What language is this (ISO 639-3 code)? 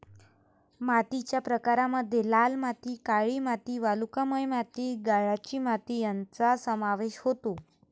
mar